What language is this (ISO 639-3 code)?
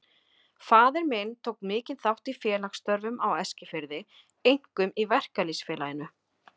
isl